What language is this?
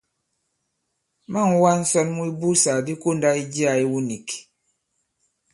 Bankon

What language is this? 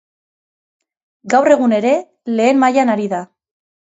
Basque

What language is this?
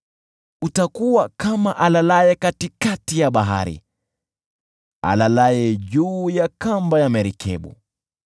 Swahili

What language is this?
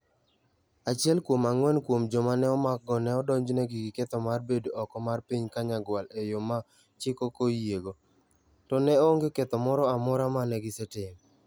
Luo (Kenya and Tanzania)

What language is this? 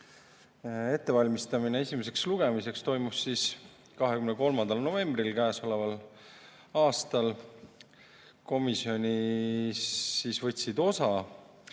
Estonian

